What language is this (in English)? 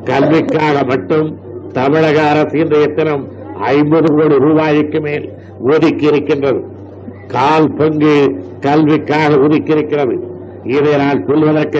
Tamil